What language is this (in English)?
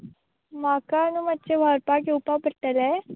Konkani